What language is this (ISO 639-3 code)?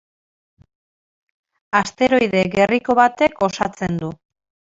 eus